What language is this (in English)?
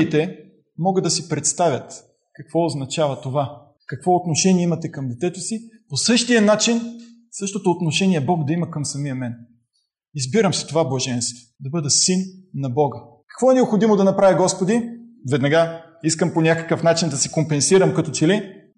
Bulgarian